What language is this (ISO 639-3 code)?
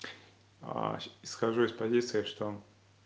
rus